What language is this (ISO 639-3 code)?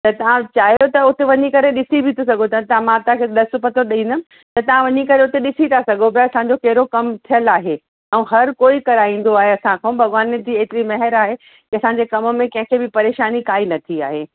snd